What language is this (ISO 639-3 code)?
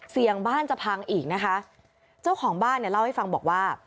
tha